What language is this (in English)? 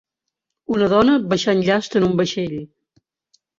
Catalan